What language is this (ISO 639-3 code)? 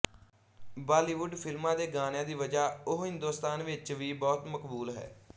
pan